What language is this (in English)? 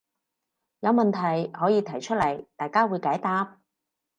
Cantonese